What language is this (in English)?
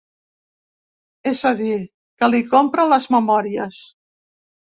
Catalan